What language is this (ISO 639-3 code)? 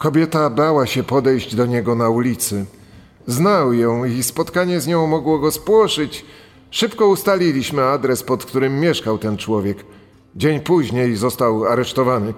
pol